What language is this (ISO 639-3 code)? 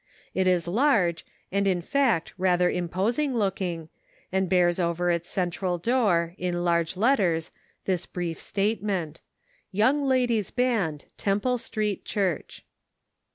eng